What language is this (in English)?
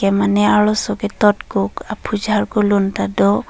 Karbi